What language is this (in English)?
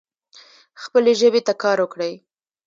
Pashto